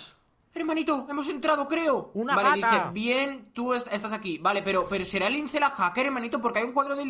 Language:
Spanish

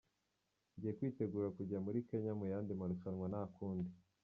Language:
Kinyarwanda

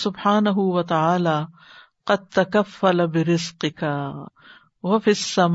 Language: Urdu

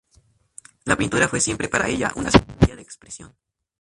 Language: Spanish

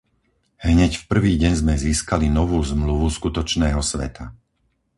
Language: Slovak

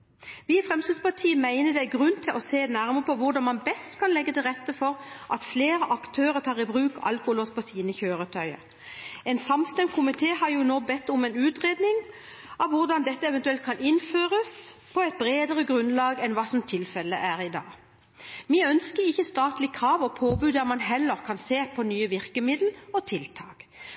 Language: Norwegian Bokmål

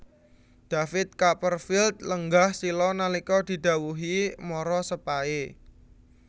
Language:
Javanese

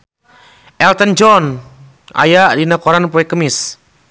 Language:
Sundanese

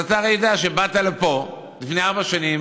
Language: Hebrew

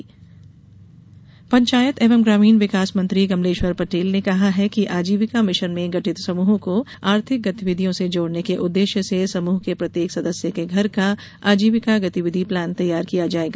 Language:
Hindi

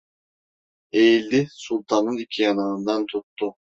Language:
Turkish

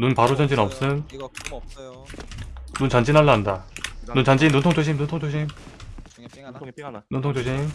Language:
Korean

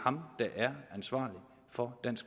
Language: Danish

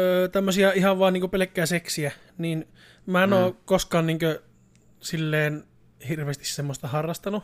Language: Finnish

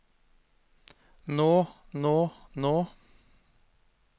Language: Norwegian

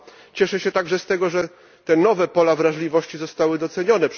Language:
Polish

